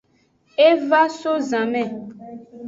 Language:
Aja (Benin)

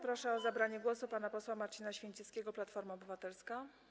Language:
Polish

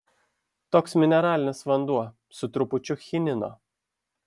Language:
Lithuanian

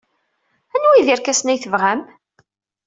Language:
Kabyle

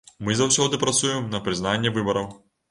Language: Belarusian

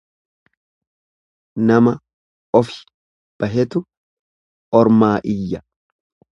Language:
Oromo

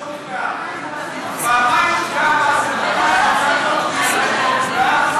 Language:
Hebrew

